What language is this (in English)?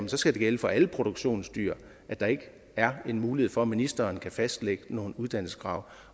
Danish